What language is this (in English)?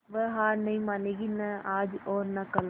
Hindi